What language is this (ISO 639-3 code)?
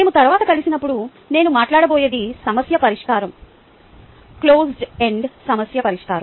tel